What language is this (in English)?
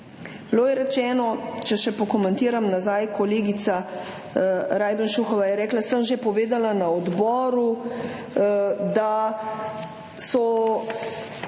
Slovenian